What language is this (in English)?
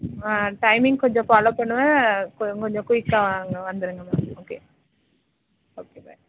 Tamil